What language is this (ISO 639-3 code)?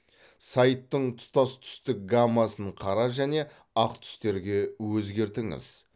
kaz